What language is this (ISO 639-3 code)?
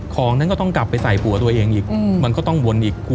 tha